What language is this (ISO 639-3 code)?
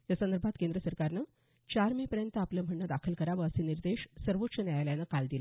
mar